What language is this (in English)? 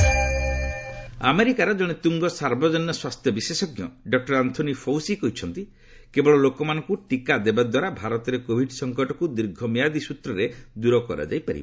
Odia